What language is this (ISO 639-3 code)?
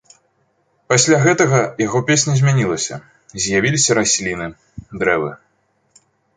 bel